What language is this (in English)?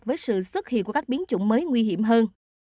Vietnamese